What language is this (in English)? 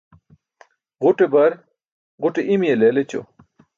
Burushaski